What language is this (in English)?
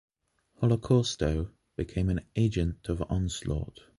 English